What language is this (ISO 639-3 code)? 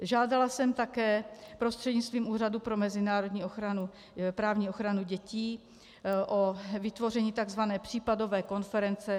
ces